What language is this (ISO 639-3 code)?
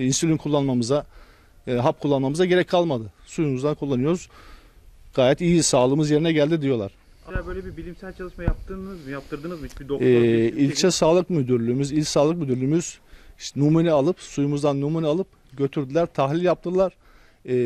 tur